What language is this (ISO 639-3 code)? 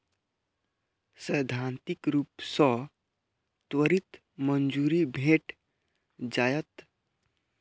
mai